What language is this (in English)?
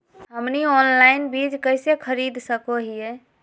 Magahi